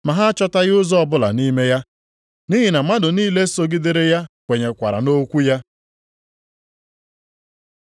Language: Igbo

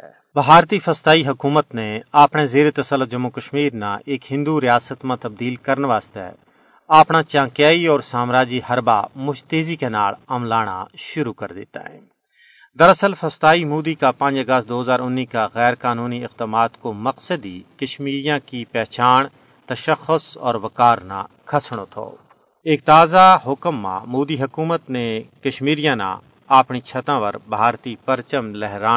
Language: Urdu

